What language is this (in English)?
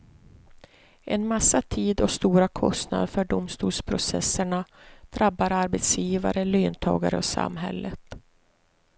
Swedish